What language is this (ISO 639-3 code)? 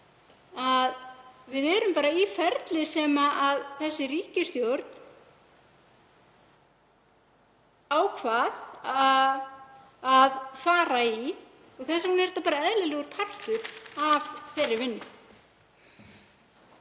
isl